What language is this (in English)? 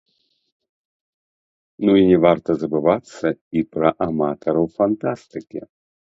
Belarusian